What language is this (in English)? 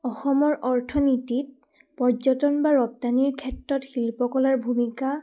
Assamese